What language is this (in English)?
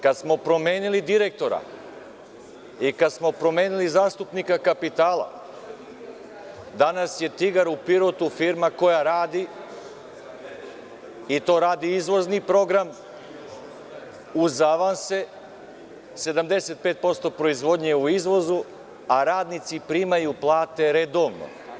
Serbian